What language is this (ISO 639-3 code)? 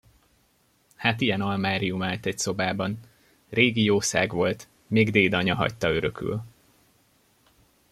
hun